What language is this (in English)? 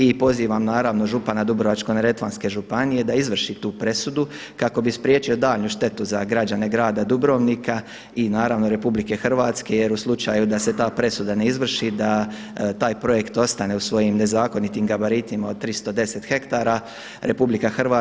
Croatian